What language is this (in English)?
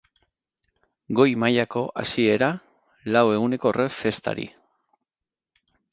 Basque